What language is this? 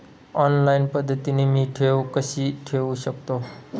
Marathi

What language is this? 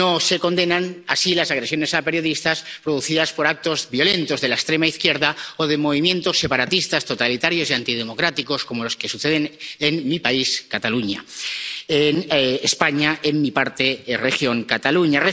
Spanish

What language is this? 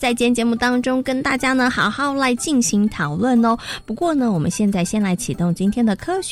Chinese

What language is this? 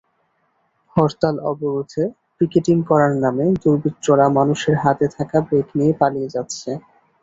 Bangla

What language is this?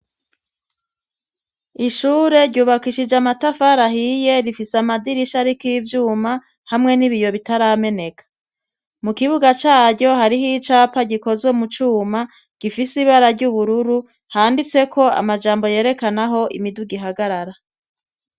Rundi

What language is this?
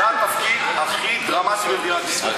Hebrew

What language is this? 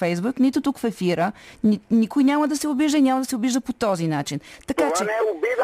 Bulgarian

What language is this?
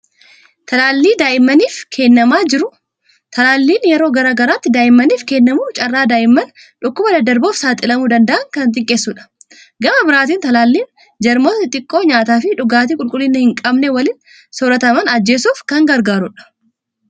Oromo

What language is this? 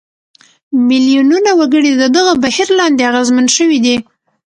Pashto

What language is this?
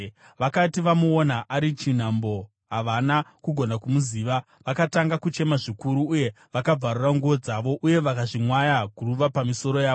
Shona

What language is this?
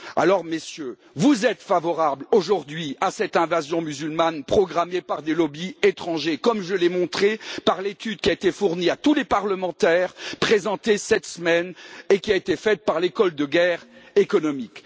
French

